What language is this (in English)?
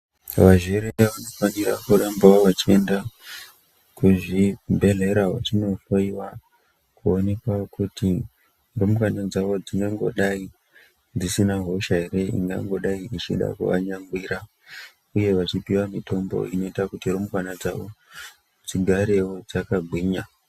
Ndau